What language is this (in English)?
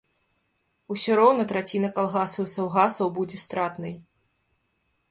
Belarusian